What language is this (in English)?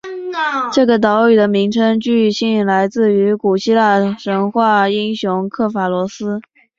Chinese